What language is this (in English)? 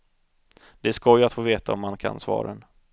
Swedish